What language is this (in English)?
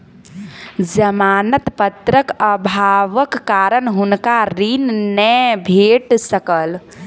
Maithili